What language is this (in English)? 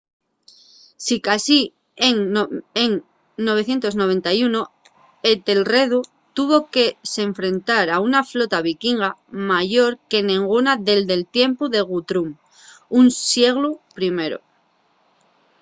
Asturian